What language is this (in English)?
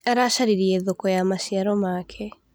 Kikuyu